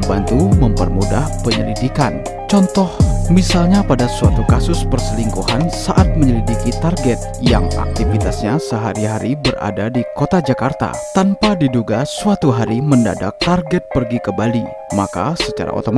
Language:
Indonesian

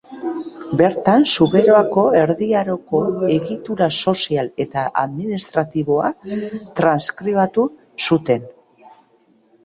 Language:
Basque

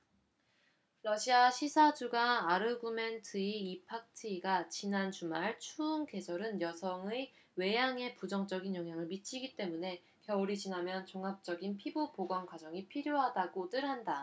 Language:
Korean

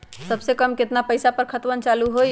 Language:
Magahi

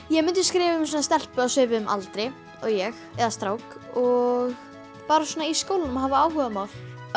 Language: Icelandic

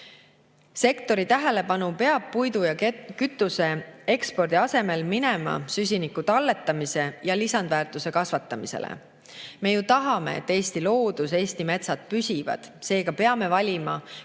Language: Estonian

